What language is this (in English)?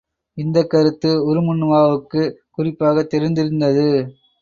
Tamil